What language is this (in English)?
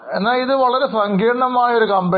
Malayalam